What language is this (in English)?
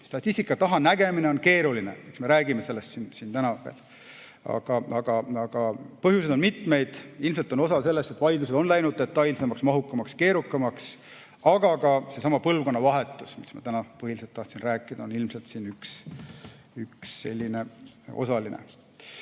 Estonian